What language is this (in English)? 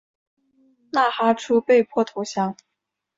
Chinese